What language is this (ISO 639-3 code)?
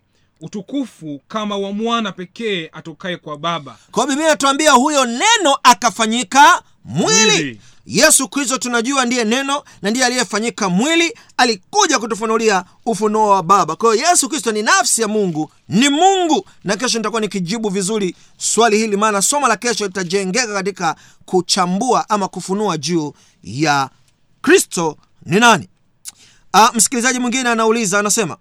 swa